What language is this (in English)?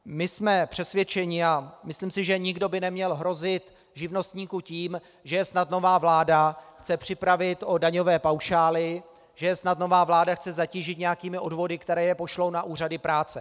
Czech